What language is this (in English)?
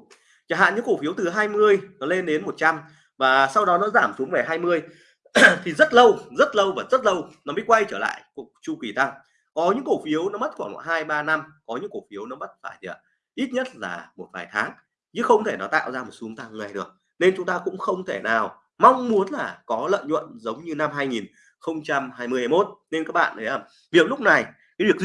Vietnamese